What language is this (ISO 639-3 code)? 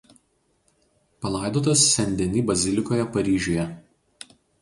lit